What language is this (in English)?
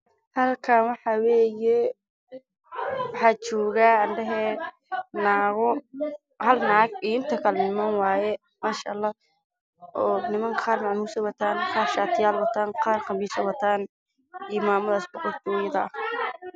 Somali